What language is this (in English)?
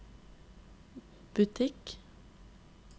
Norwegian